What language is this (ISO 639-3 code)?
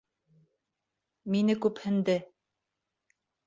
bak